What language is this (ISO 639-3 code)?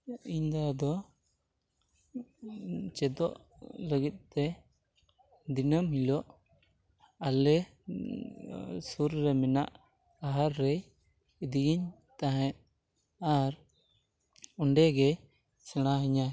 sat